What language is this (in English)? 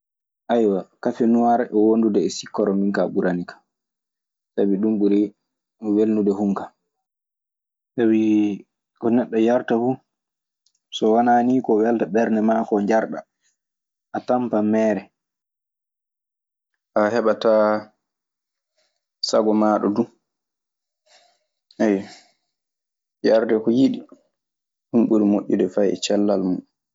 Maasina Fulfulde